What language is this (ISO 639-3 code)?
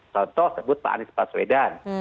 ind